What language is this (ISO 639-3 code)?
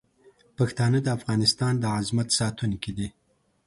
pus